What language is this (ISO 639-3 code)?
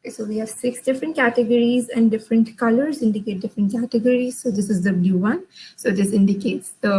eng